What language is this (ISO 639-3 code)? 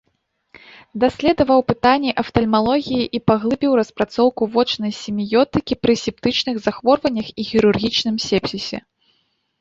bel